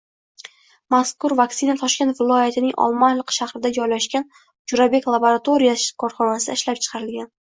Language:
Uzbek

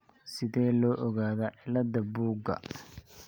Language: Somali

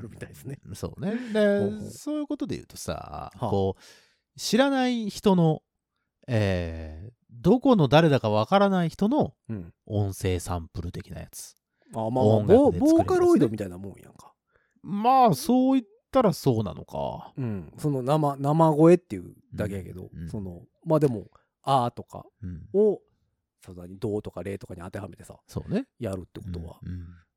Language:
Japanese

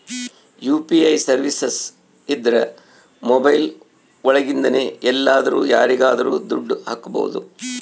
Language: Kannada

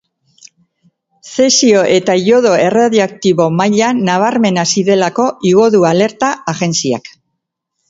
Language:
Basque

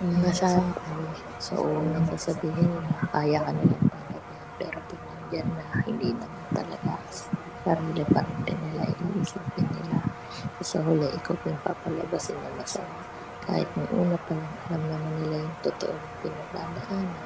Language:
Filipino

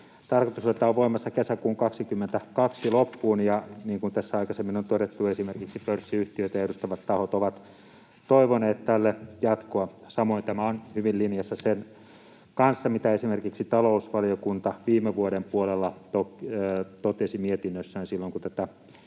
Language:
Finnish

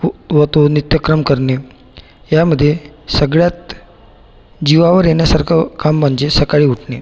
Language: Marathi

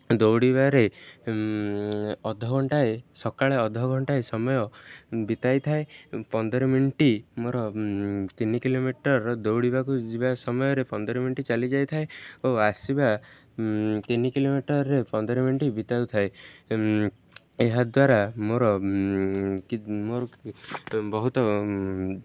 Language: Odia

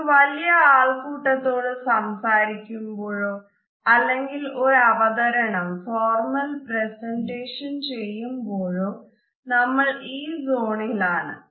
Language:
Malayalam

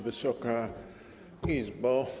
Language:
Polish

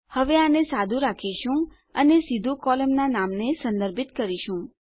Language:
Gujarati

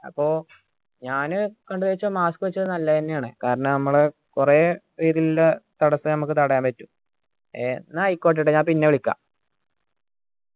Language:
Malayalam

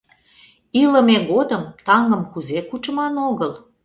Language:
Mari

